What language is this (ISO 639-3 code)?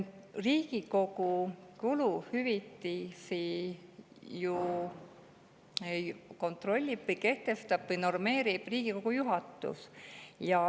est